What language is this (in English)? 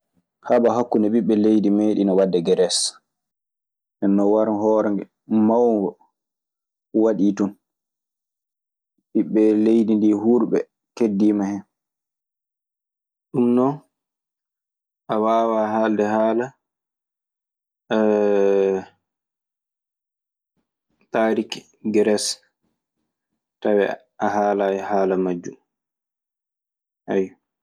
Maasina Fulfulde